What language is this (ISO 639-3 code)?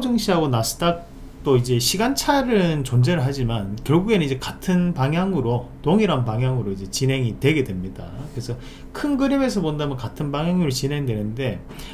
kor